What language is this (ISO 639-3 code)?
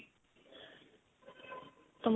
pan